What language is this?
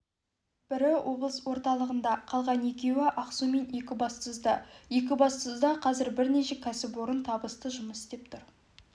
Kazakh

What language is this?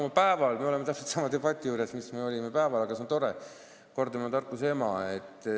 Estonian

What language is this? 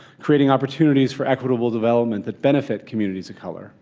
English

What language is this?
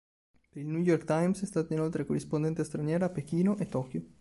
Italian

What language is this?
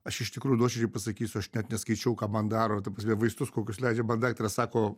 Lithuanian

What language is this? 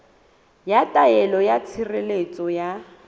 Southern Sotho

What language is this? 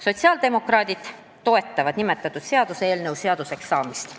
Estonian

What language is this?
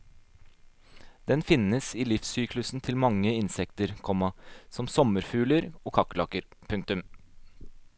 Norwegian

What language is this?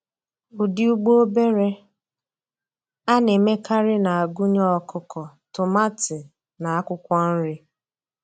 Igbo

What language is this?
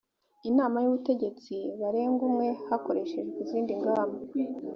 Kinyarwanda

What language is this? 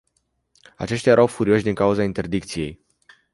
Romanian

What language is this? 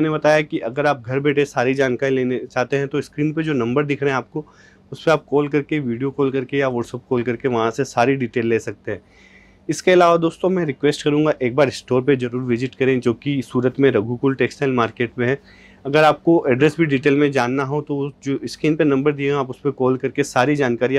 Hindi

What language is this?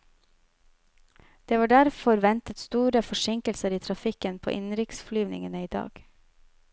Norwegian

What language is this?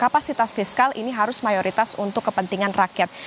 Indonesian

